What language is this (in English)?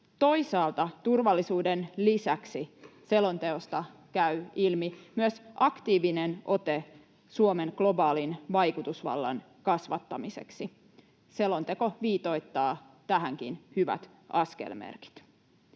Finnish